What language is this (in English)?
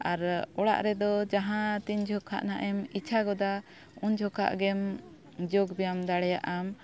Santali